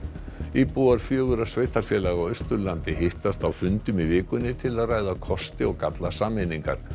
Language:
Icelandic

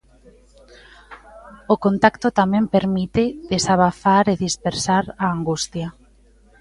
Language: Galician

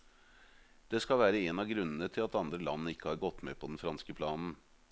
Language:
Norwegian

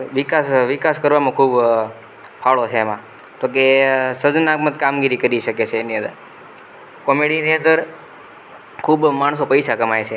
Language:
Gujarati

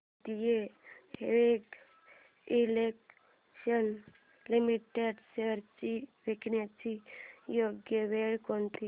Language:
Marathi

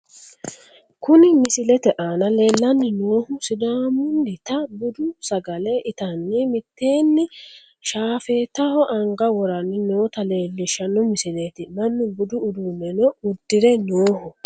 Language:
Sidamo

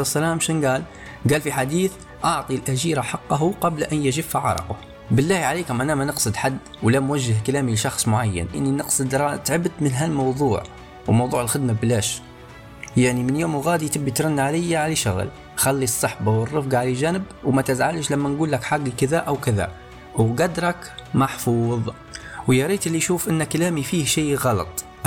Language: Arabic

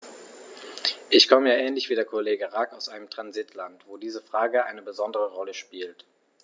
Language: German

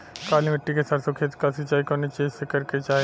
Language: Bhojpuri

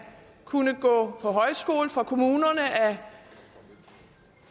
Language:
Danish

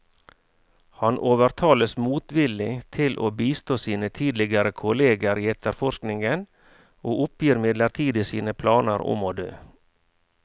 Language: Norwegian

